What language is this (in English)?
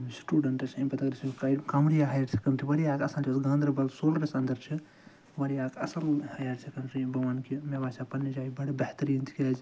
Kashmiri